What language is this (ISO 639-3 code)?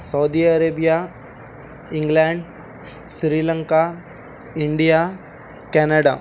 urd